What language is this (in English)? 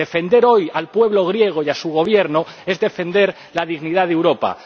Spanish